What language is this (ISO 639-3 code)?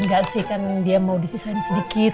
ind